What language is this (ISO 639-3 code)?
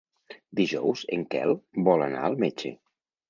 cat